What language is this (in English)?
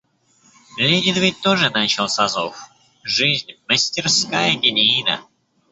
Russian